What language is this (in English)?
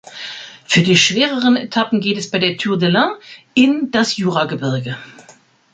German